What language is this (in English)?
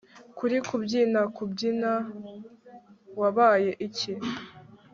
Kinyarwanda